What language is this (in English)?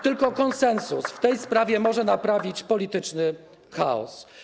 Polish